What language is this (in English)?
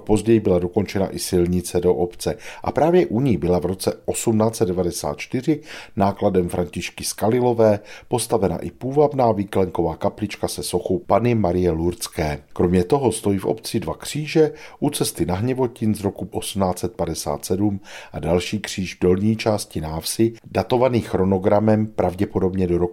Czech